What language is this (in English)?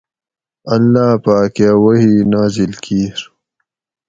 Gawri